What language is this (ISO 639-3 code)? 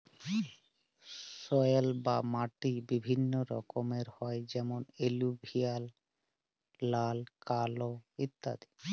ben